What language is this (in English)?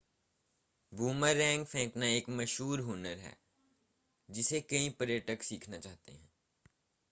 Hindi